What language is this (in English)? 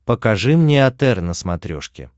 Russian